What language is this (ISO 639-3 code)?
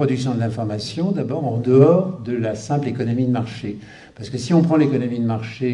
fra